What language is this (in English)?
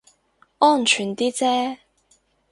Cantonese